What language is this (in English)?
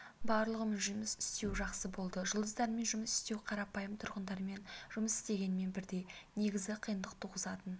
Kazakh